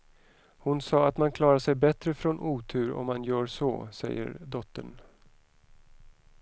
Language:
Swedish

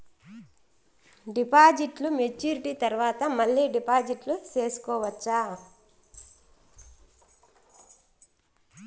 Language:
Telugu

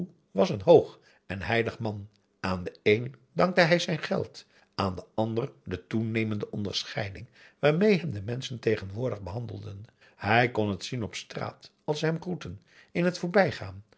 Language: Dutch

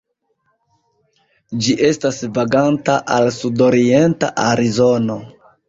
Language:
Esperanto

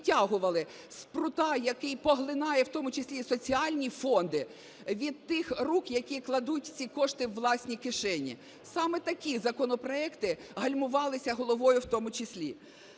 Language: Ukrainian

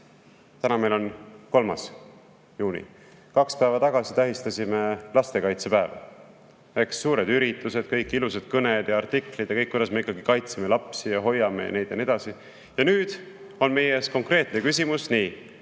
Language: Estonian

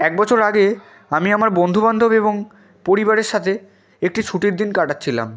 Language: Bangla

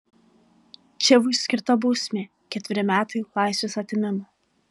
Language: Lithuanian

